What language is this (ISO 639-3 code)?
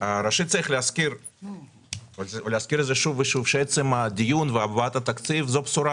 heb